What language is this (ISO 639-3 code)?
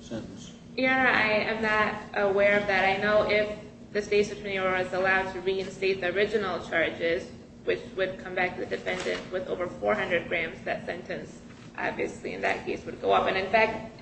eng